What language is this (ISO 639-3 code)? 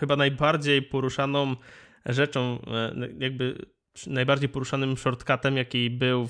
pol